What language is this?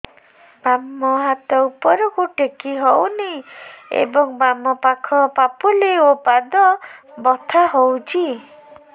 Odia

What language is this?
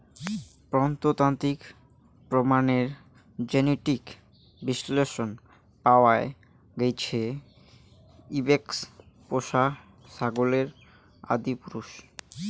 Bangla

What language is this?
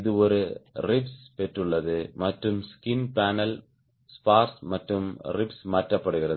Tamil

